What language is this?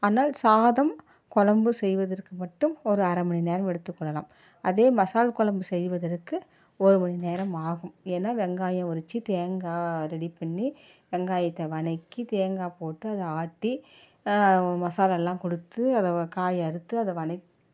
Tamil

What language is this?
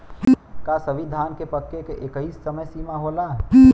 Bhojpuri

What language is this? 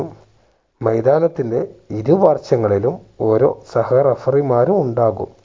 Malayalam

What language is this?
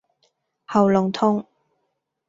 Cantonese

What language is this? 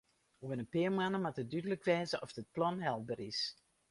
Western Frisian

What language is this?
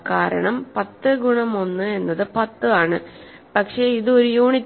Malayalam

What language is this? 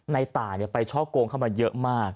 Thai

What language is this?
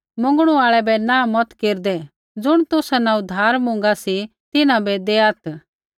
Kullu Pahari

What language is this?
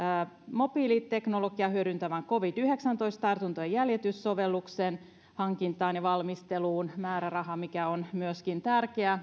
Finnish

